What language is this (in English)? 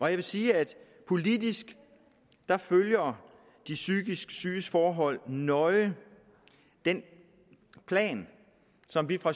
Danish